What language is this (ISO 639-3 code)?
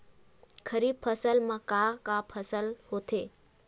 hne